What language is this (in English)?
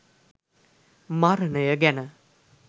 Sinhala